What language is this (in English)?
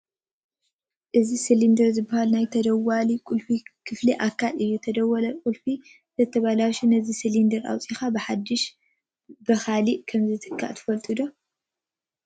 Tigrinya